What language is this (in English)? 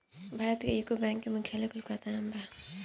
Bhojpuri